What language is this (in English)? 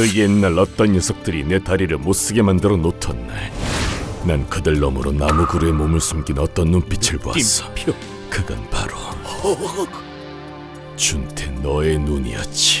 Korean